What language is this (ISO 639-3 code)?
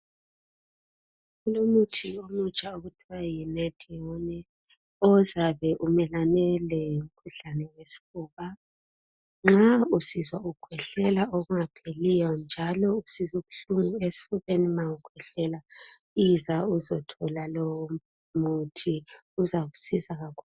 nde